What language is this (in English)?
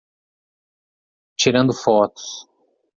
Portuguese